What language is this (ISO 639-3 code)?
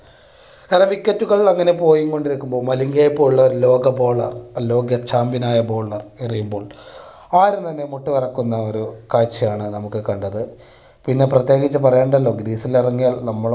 mal